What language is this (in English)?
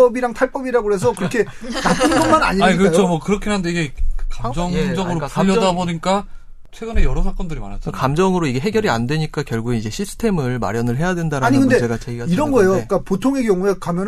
Korean